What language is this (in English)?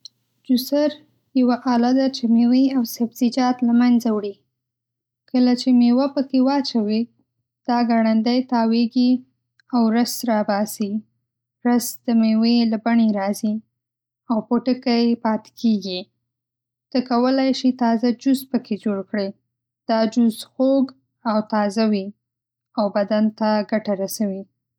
Pashto